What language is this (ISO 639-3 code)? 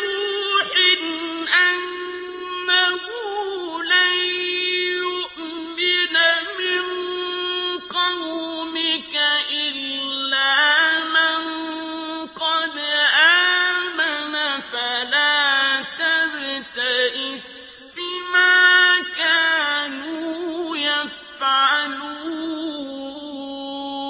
ara